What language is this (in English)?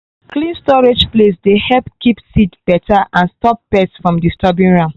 Nigerian Pidgin